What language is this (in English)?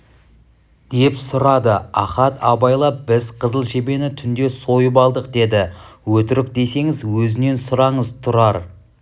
Kazakh